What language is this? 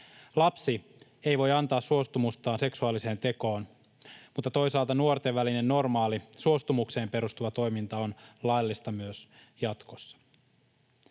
Finnish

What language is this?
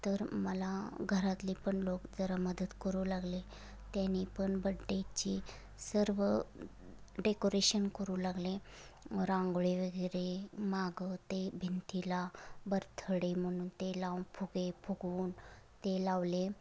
Marathi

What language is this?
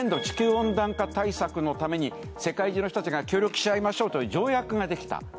Japanese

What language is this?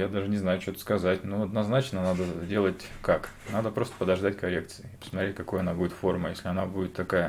Russian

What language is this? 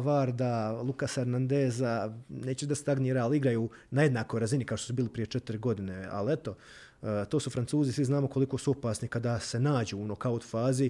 Croatian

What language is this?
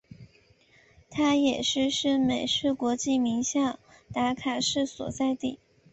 Chinese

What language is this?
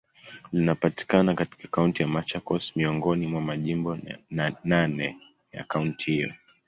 Swahili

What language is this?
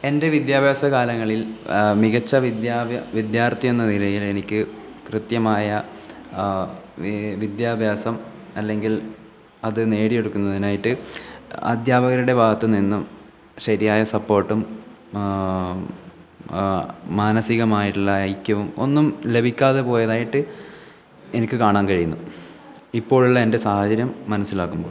Malayalam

